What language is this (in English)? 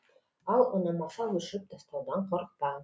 Kazakh